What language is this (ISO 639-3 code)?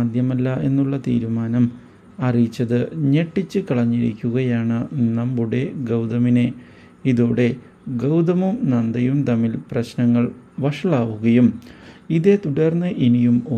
mal